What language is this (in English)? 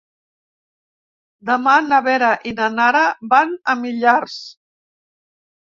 Catalan